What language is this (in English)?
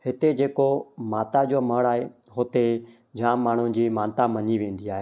Sindhi